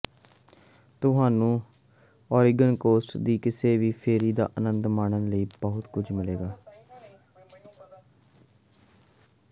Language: Punjabi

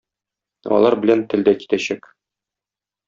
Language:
Tatar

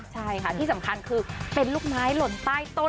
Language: Thai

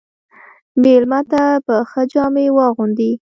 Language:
Pashto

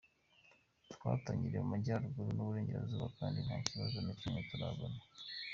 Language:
Kinyarwanda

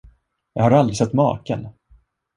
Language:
Swedish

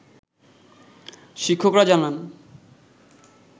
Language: Bangla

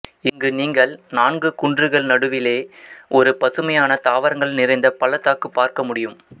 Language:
Tamil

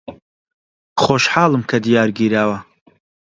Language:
Central Kurdish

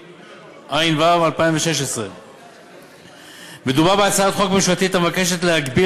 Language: Hebrew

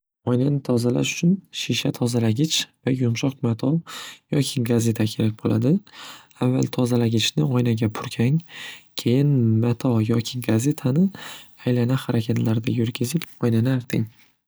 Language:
Uzbek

